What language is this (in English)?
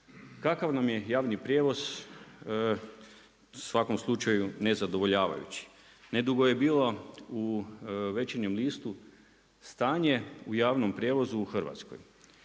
Croatian